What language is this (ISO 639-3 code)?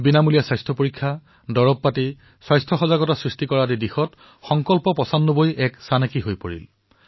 asm